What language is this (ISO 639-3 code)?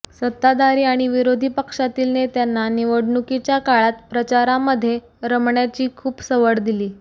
mar